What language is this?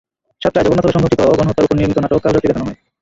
Bangla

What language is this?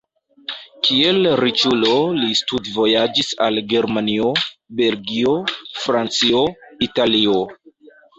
Esperanto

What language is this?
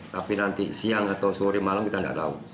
Indonesian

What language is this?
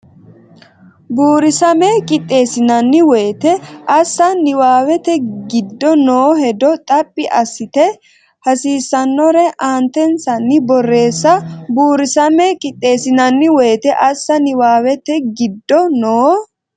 Sidamo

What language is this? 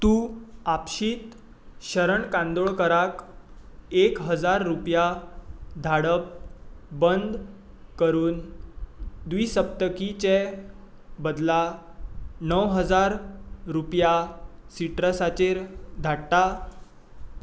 Konkani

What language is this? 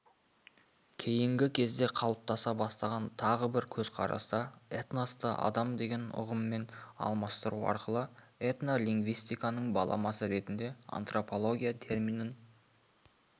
Kazakh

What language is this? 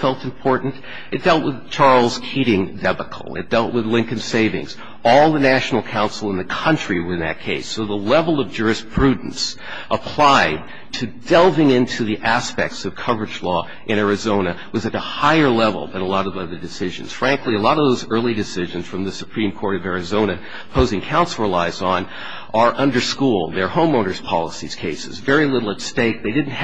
English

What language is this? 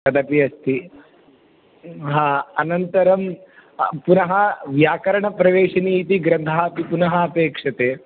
Sanskrit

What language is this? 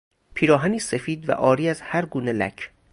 Persian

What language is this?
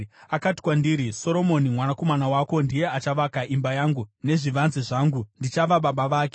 Shona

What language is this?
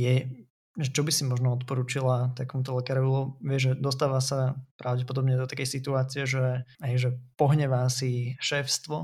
Slovak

